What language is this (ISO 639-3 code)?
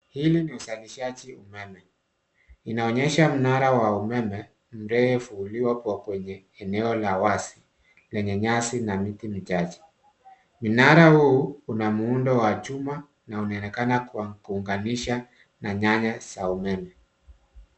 swa